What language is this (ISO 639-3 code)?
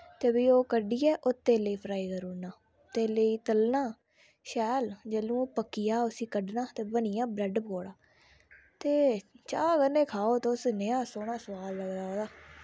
doi